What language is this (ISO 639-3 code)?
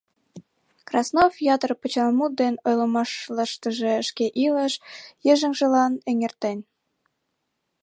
chm